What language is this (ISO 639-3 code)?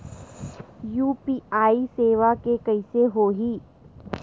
hne